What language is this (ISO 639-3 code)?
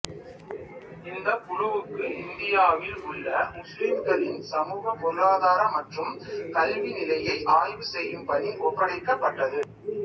tam